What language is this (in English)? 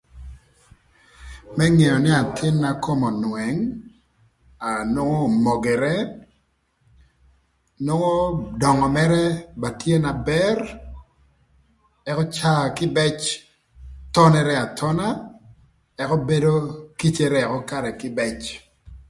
Thur